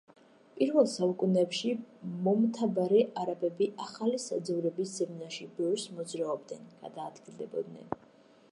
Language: Georgian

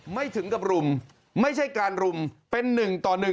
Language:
Thai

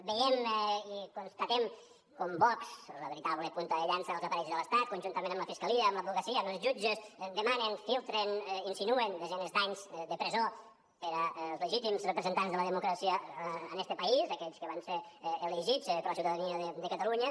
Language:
Catalan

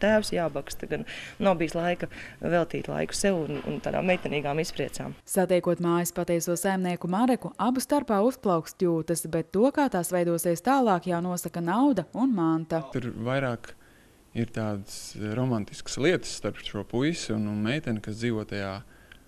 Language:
Latvian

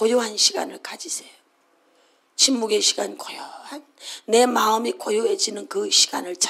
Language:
Korean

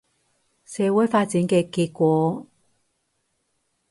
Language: Cantonese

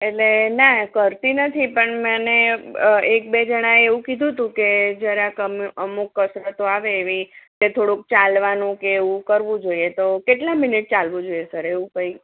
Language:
Gujarati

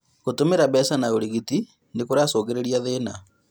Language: Kikuyu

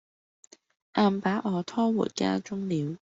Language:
Cantonese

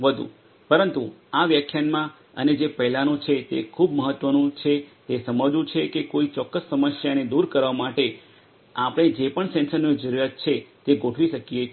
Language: Gujarati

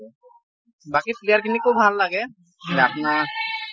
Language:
Assamese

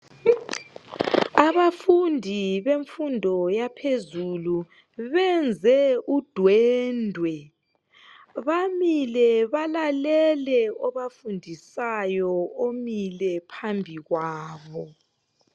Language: North Ndebele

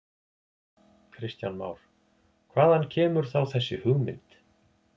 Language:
Icelandic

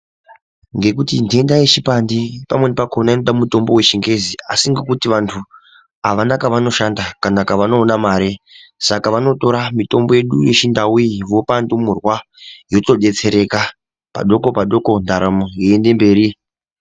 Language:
Ndau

